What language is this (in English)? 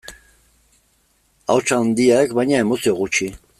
Basque